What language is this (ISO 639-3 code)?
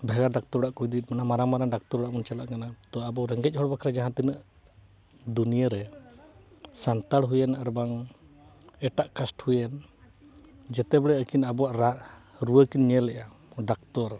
sat